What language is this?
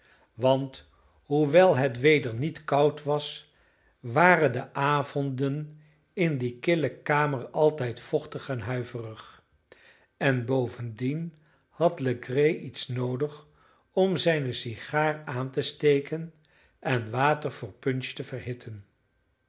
Dutch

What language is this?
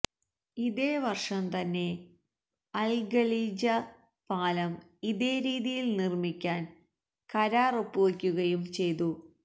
Malayalam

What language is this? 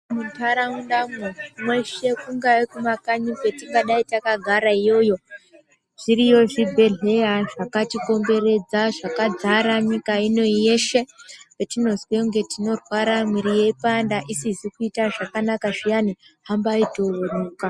Ndau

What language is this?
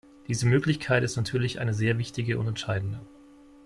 German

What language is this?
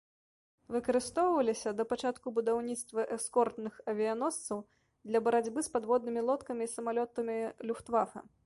Belarusian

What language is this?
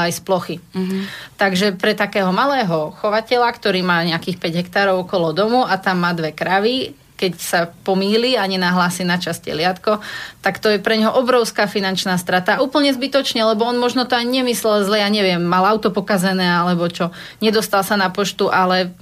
Slovak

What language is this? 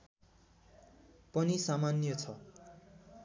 Nepali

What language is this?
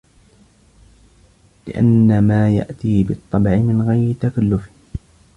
Arabic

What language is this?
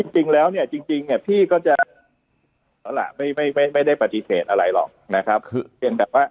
Thai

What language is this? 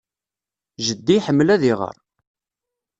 Kabyle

